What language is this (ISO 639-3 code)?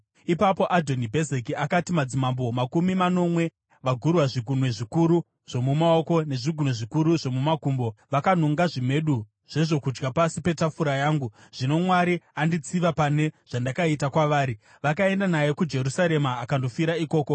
sna